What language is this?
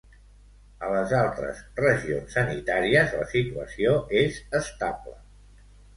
Catalan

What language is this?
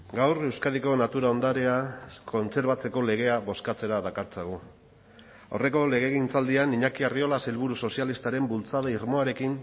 Basque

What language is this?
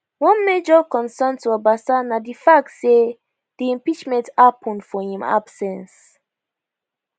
Nigerian Pidgin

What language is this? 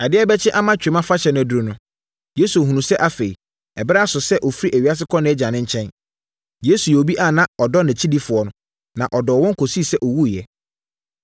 Akan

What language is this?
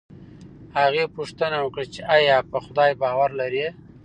Pashto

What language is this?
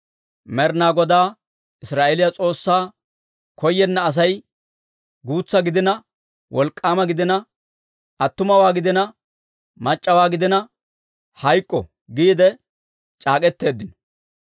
Dawro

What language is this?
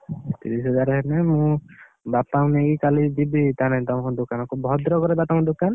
Odia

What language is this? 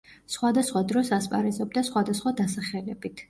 Georgian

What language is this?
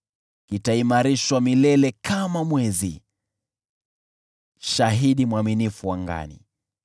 Swahili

